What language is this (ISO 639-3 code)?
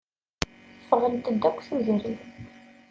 kab